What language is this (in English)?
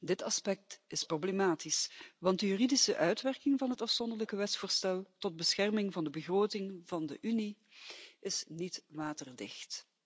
Dutch